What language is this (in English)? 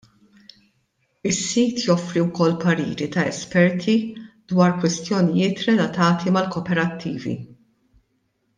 Maltese